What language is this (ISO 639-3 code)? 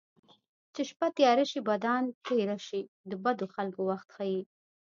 pus